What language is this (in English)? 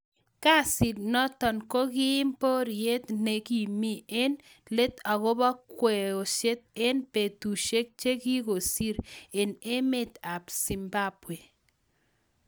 Kalenjin